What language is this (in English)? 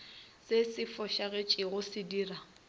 Northern Sotho